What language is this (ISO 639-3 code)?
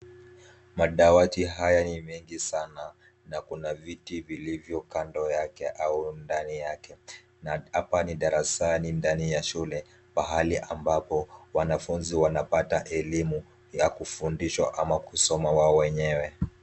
swa